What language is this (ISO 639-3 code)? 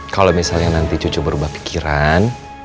ind